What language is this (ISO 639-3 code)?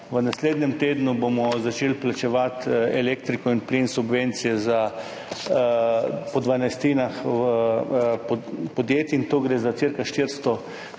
slv